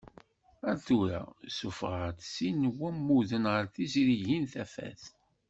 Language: Kabyle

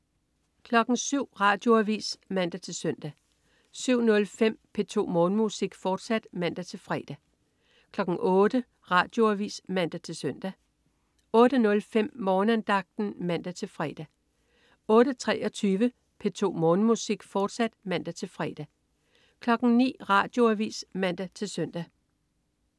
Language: Danish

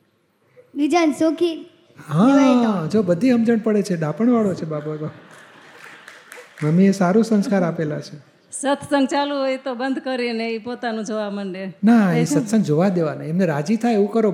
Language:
Gujarati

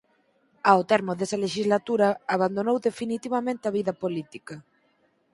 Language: Galician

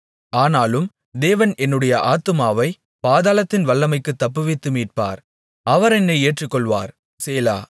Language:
Tamil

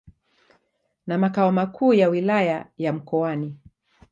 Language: Swahili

